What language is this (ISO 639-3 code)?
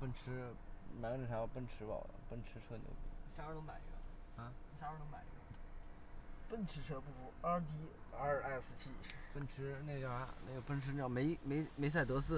zho